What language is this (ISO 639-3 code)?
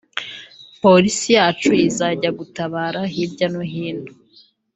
kin